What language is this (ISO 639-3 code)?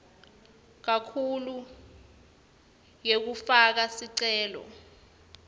ssw